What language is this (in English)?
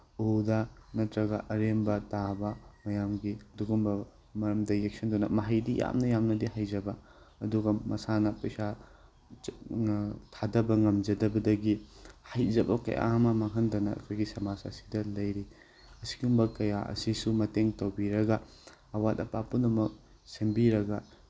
Manipuri